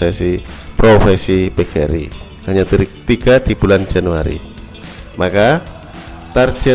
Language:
Indonesian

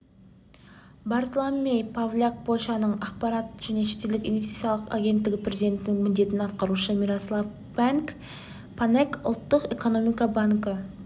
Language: Kazakh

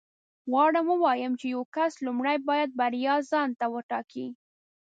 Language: Pashto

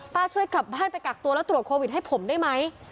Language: Thai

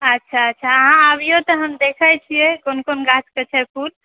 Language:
Maithili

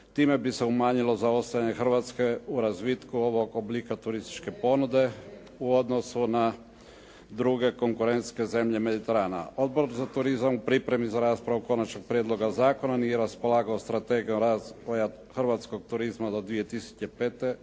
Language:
Croatian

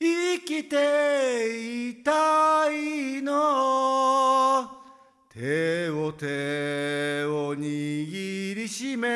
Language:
Japanese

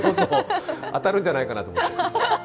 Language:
Japanese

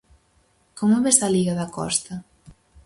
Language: Galician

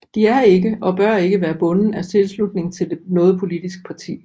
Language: Danish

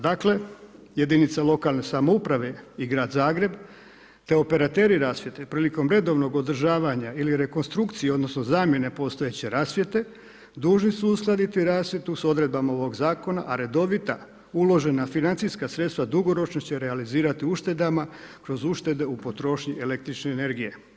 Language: Croatian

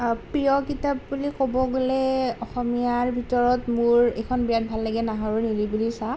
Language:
Assamese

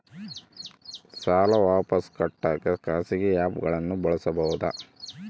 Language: Kannada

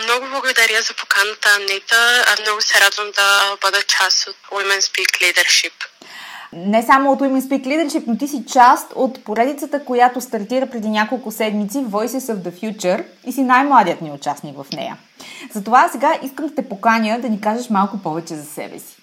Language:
Bulgarian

